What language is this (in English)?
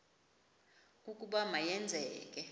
Xhosa